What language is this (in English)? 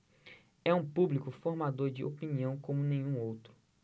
Portuguese